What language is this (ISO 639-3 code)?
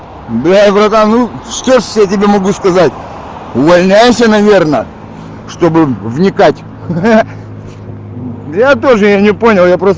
rus